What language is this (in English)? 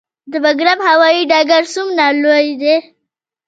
Pashto